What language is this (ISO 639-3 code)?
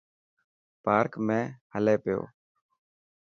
mki